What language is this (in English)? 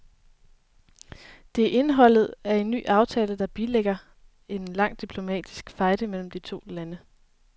Danish